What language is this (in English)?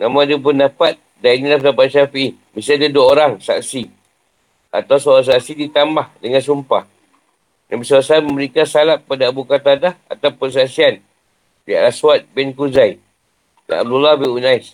Malay